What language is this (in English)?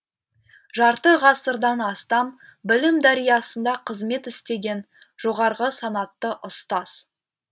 Kazakh